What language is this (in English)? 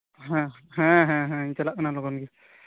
Santali